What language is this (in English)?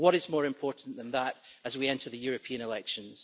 English